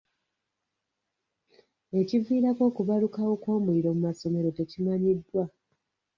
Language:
Ganda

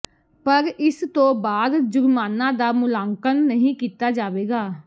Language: Punjabi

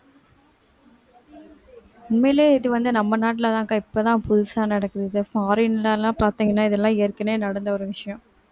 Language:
Tamil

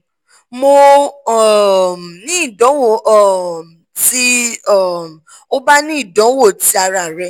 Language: Yoruba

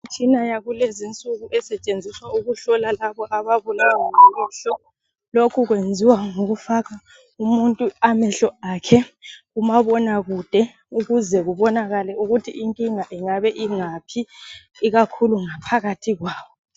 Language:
North Ndebele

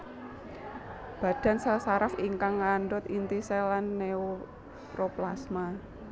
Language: Javanese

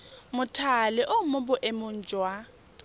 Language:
Tswana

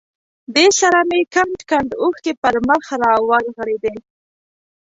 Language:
Pashto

